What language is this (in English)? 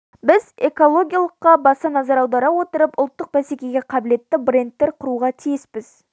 Kazakh